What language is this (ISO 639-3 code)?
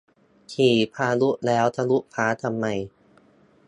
tha